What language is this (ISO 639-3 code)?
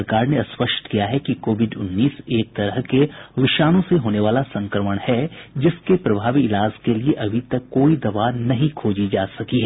hin